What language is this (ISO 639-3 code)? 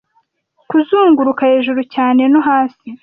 kin